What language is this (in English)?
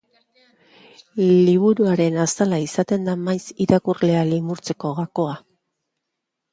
Basque